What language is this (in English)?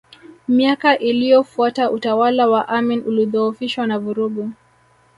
Swahili